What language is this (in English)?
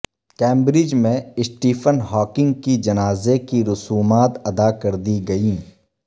Urdu